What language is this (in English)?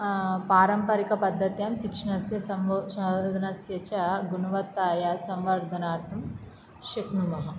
Sanskrit